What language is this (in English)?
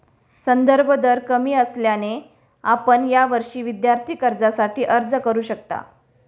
Marathi